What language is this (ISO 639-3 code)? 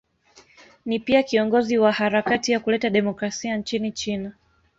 swa